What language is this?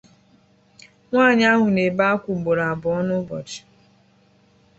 Igbo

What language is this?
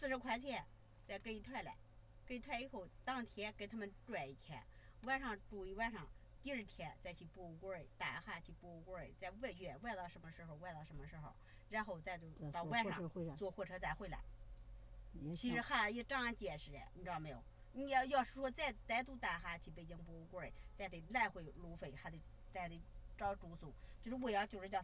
Chinese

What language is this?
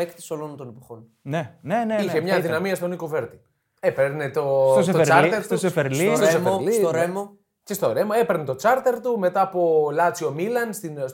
Greek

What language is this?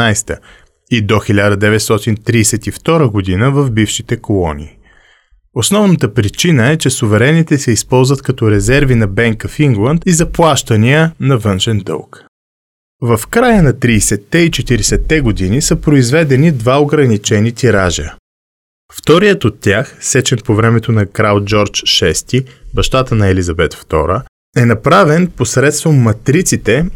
Bulgarian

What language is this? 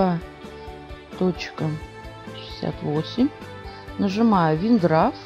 Russian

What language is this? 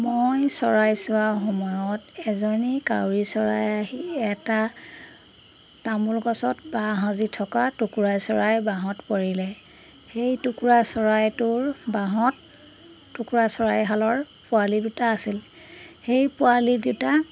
Assamese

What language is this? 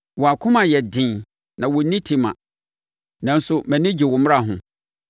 Akan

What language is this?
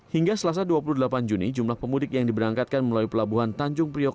Indonesian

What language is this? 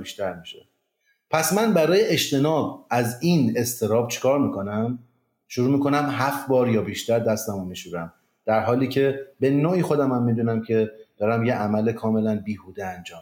Persian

